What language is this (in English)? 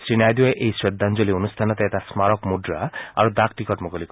Assamese